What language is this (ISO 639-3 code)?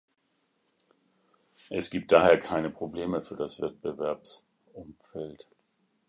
deu